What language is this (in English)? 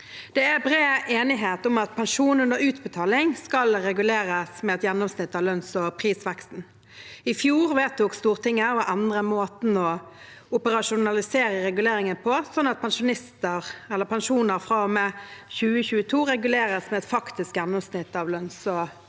Norwegian